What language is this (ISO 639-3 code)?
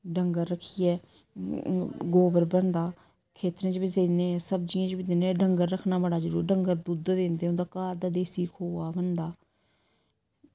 doi